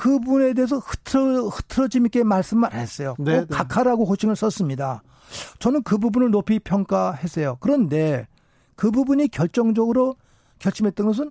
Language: Korean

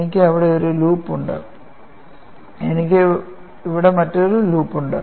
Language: Malayalam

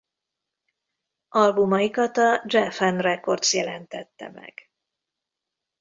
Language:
Hungarian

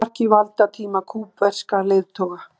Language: Icelandic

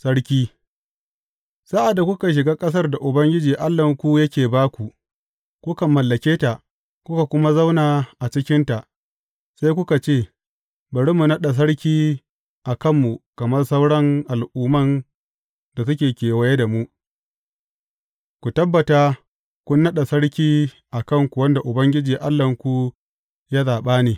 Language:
Hausa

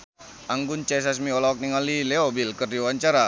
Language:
Sundanese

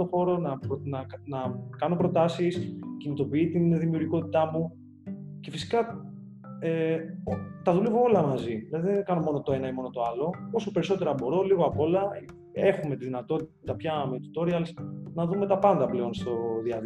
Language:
Greek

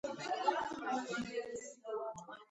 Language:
Georgian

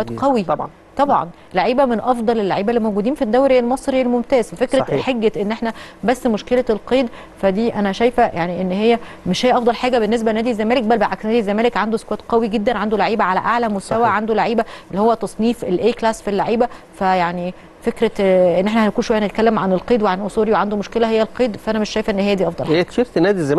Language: Arabic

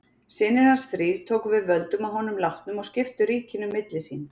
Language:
Icelandic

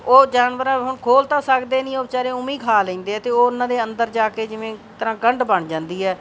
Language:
Punjabi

